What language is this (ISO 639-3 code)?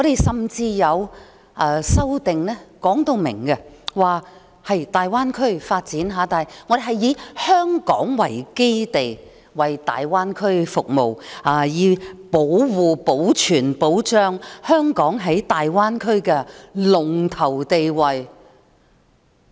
yue